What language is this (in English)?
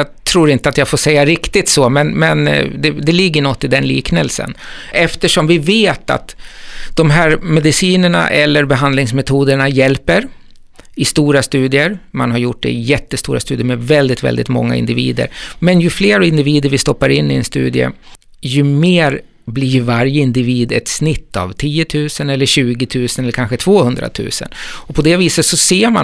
Swedish